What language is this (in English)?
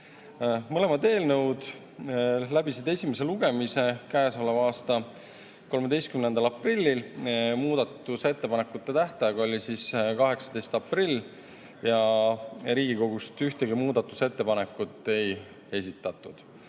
Estonian